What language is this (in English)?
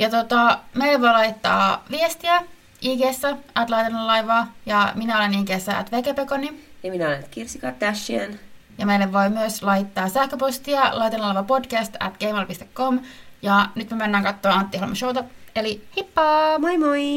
Finnish